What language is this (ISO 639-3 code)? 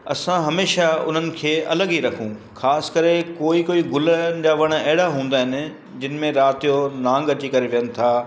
snd